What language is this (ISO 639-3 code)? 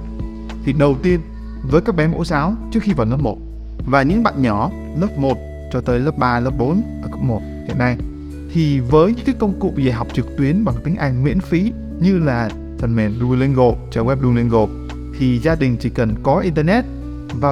vie